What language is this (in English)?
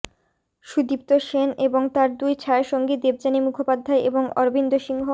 Bangla